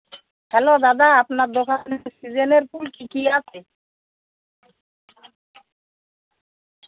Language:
Bangla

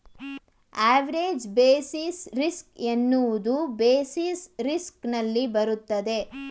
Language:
Kannada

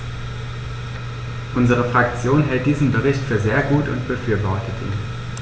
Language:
German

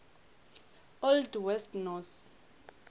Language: Northern Sotho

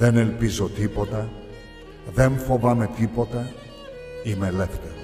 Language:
Greek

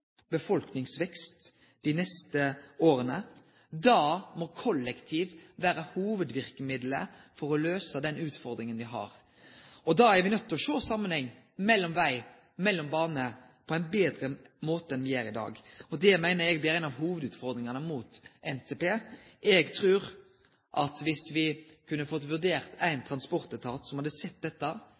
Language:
Norwegian Nynorsk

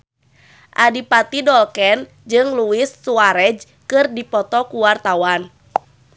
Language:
Sundanese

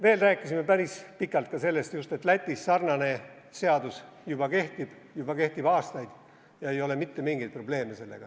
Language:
Estonian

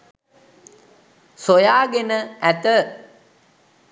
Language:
Sinhala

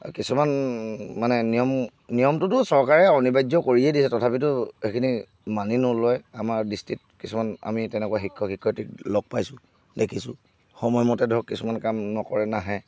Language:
Assamese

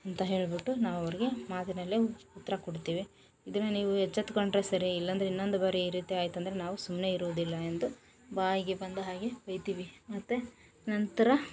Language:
Kannada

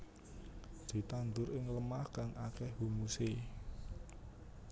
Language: Javanese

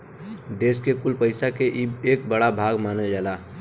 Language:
Bhojpuri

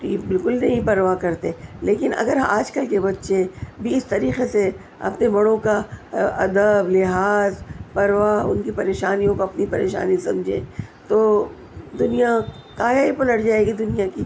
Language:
Urdu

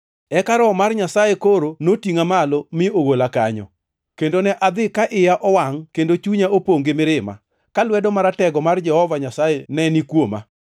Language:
Luo (Kenya and Tanzania)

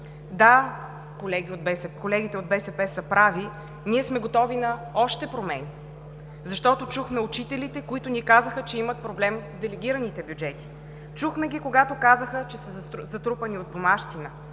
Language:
Bulgarian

